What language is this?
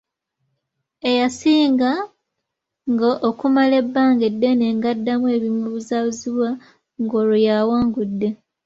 Ganda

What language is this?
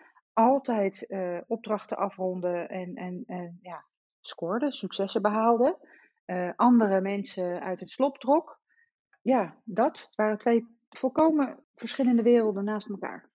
Dutch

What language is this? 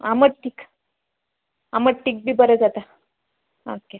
Konkani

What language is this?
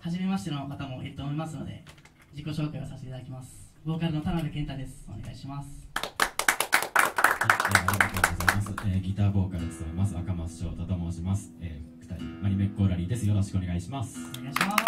Japanese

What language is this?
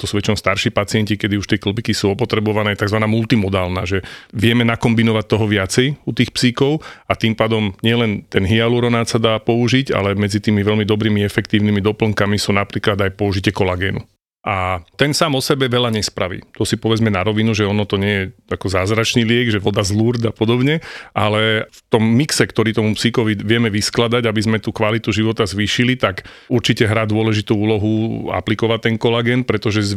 Slovak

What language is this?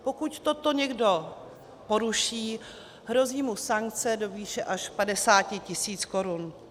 Czech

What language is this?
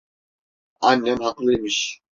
Turkish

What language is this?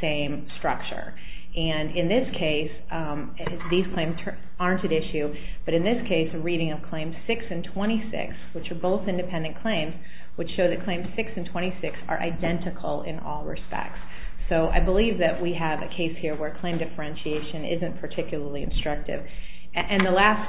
English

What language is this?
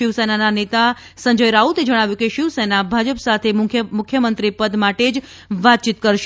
Gujarati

